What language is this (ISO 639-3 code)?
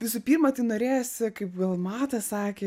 lit